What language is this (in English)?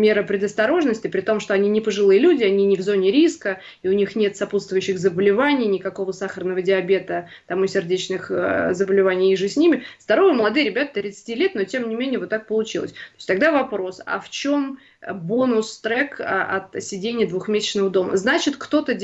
Russian